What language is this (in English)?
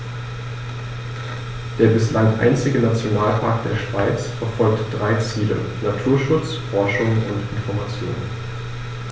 German